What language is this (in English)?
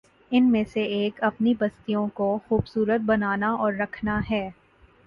Urdu